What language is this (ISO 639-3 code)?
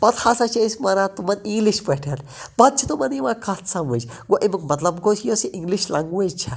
kas